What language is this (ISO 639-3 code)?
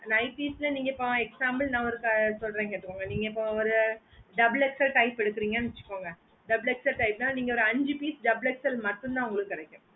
tam